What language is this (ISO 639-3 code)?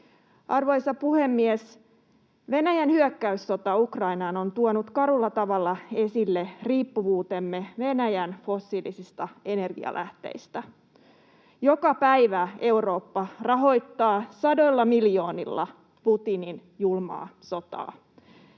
fin